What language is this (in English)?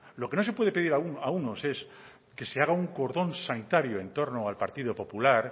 Spanish